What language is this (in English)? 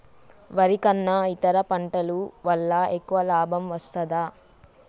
Telugu